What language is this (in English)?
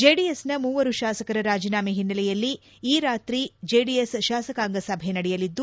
Kannada